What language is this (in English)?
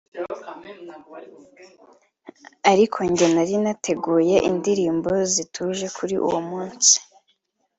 Kinyarwanda